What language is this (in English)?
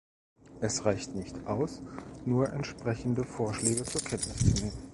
German